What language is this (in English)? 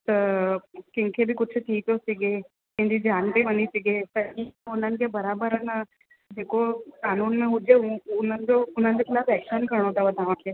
Sindhi